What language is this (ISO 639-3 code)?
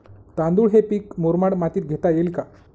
mar